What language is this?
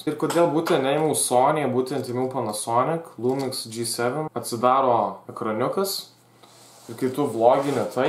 Lithuanian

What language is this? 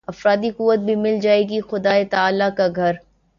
Urdu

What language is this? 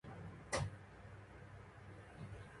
Japanese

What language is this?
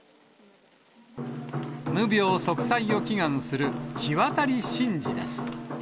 Japanese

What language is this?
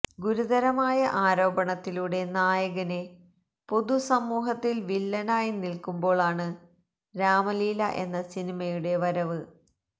Malayalam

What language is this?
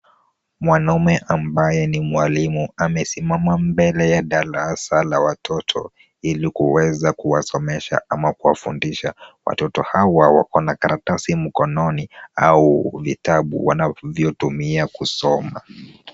Swahili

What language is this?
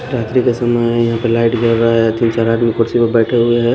Hindi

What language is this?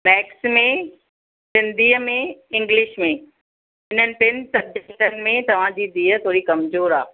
Sindhi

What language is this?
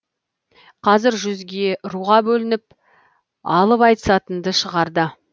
Kazakh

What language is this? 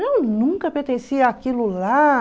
Portuguese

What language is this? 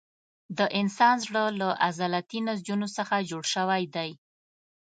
Pashto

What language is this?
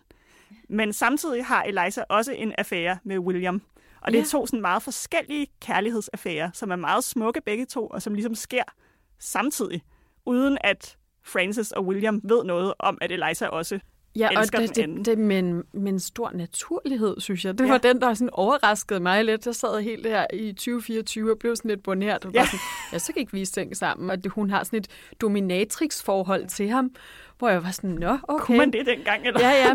Danish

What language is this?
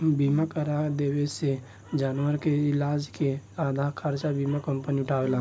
Bhojpuri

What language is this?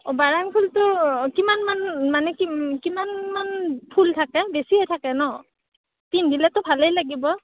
Assamese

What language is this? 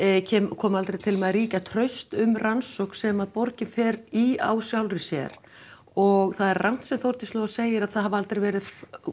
Icelandic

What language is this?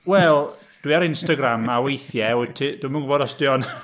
Welsh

